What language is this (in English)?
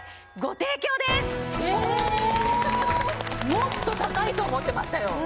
Japanese